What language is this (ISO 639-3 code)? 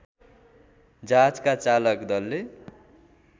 nep